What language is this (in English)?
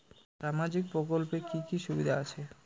Bangla